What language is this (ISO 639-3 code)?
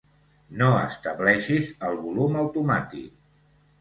cat